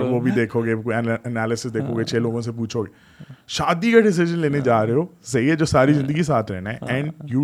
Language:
Urdu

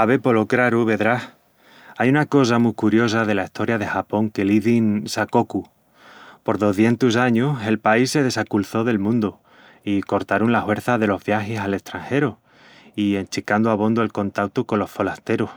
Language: Extremaduran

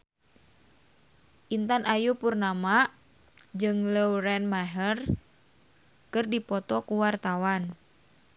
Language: Sundanese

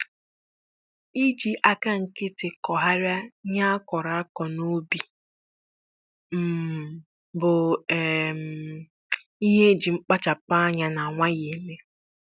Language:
Igbo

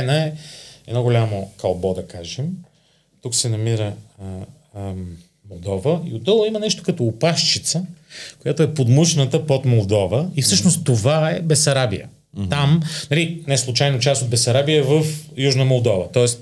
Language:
Bulgarian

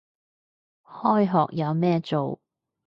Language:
Cantonese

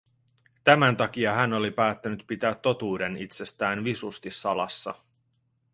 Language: Finnish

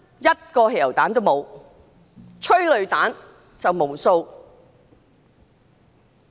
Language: Cantonese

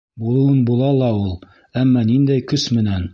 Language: Bashkir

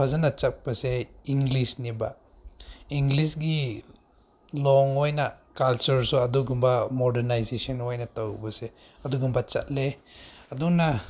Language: Manipuri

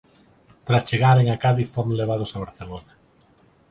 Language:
Galician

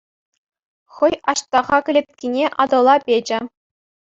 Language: Chuvash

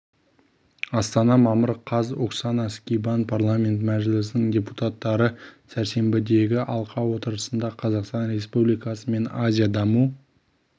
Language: Kazakh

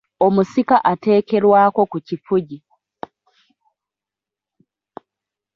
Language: Ganda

